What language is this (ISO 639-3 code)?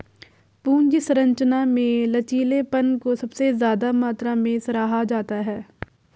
hin